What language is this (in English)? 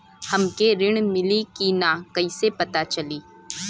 Bhojpuri